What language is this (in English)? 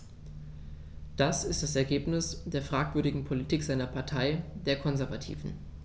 German